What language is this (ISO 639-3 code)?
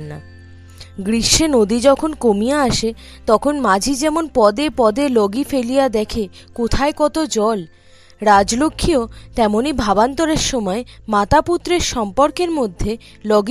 ben